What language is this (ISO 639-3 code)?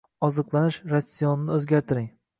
uzb